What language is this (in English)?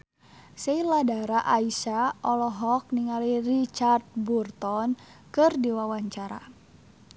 Sundanese